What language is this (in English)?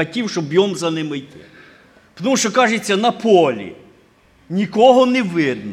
Ukrainian